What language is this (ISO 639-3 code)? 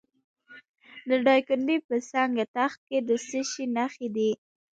pus